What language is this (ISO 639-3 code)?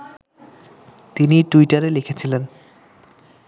ben